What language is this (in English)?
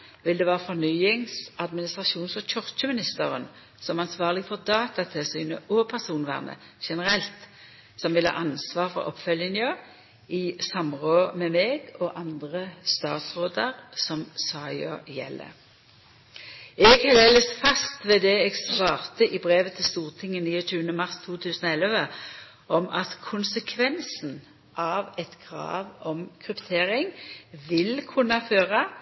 Norwegian Nynorsk